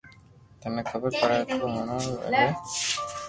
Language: Loarki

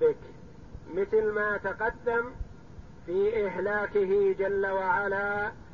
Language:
Arabic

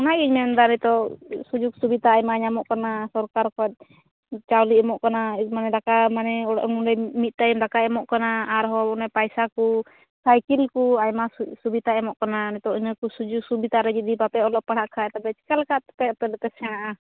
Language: Santali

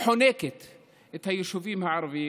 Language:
Hebrew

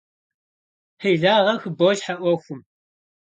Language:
Kabardian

